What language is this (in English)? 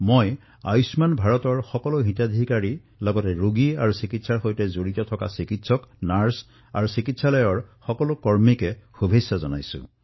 Assamese